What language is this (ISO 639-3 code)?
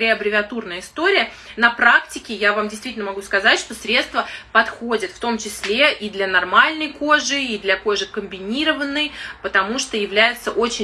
rus